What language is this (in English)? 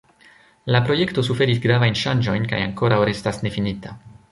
Esperanto